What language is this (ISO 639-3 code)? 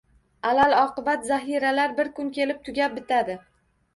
uzb